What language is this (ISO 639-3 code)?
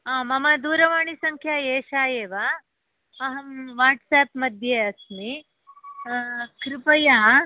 san